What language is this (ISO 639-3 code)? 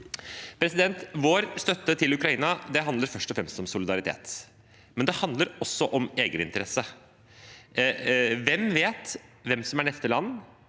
nor